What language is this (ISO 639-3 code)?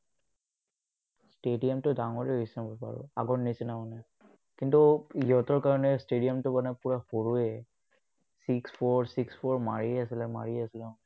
asm